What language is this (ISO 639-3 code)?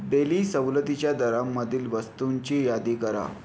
mar